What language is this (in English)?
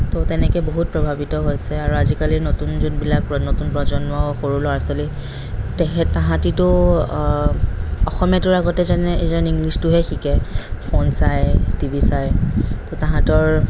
Assamese